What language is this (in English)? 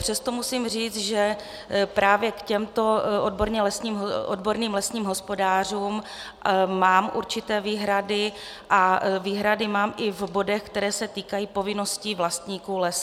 Czech